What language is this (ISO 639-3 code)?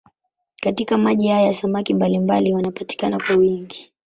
swa